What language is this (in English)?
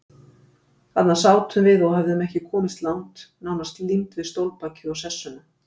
Icelandic